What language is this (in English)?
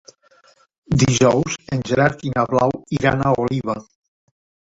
Catalan